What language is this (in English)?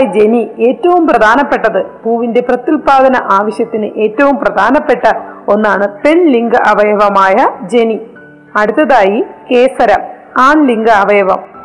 Malayalam